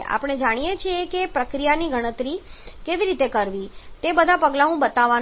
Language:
Gujarati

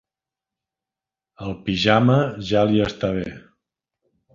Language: Catalan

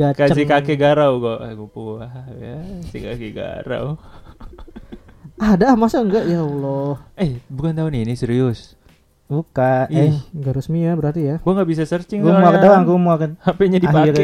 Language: Indonesian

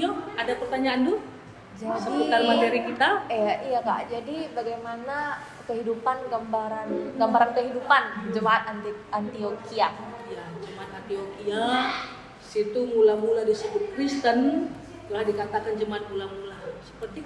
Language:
Indonesian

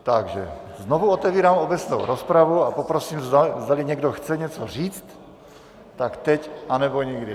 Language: Czech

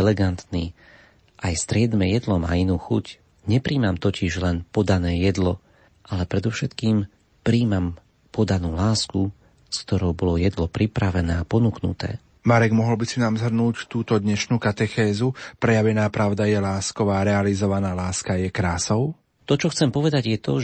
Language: Slovak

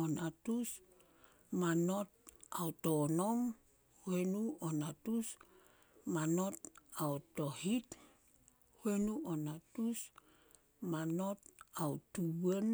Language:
Solos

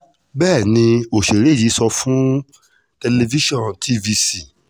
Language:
Yoruba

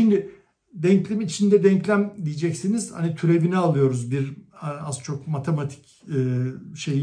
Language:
Turkish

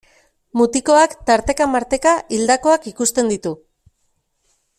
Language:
Basque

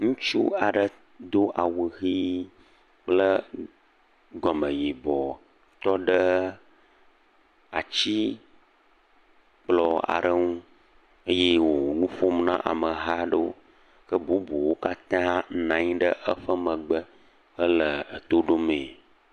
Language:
Ewe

